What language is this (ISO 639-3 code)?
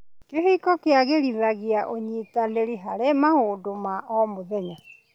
kik